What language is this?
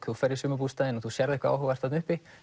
Icelandic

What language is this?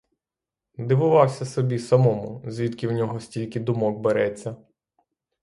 Ukrainian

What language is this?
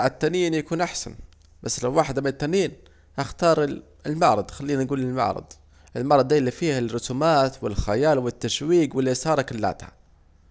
Saidi Arabic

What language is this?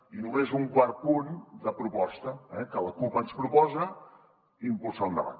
Catalan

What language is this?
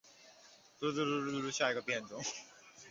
Chinese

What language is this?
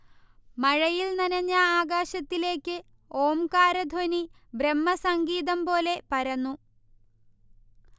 Malayalam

